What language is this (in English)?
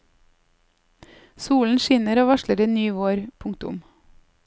Norwegian